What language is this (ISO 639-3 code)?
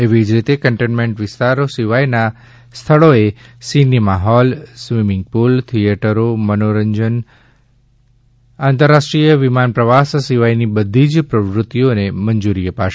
guj